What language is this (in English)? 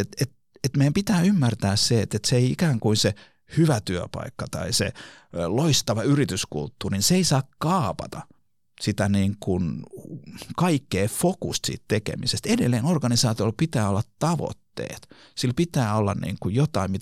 Finnish